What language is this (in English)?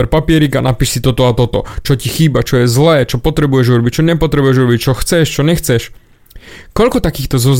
Slovak